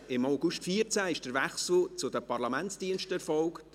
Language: Swiss German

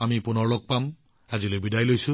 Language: Assamese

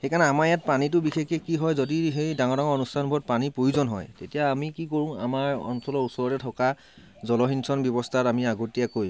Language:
Assamese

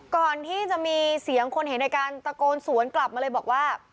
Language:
Thai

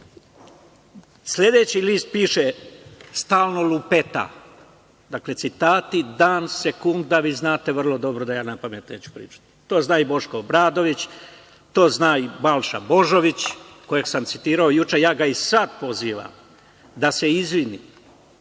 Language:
Serbian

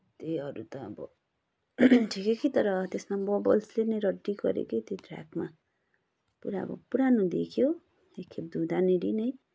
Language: Nepali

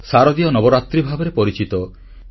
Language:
Odia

